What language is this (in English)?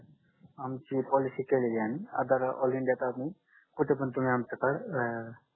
Marathi